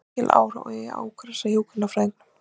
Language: Icelandic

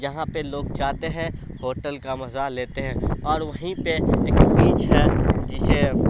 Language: Urdu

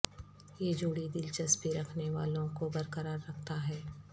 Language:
Urdu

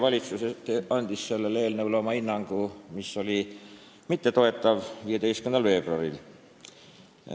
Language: Estonian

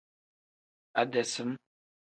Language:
Tem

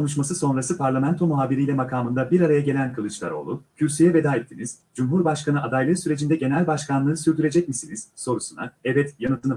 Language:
Turkish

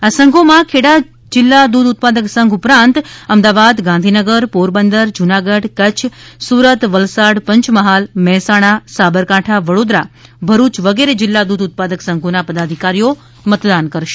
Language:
Gujarati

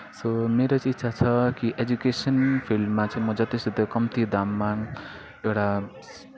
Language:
Nepali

